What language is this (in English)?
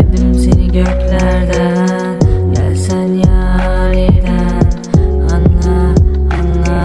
Turkish